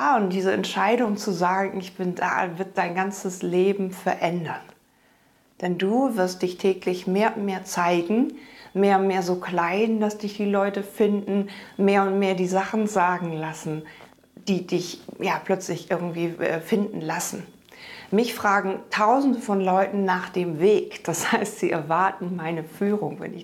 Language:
German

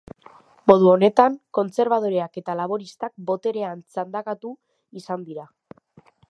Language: Basque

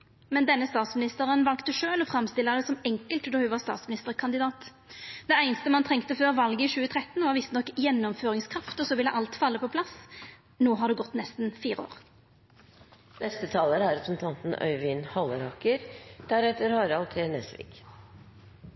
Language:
Norwegian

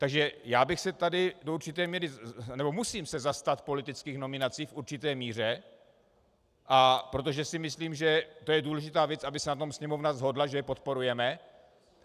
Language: Czech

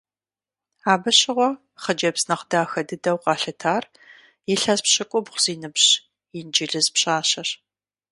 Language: Kabardian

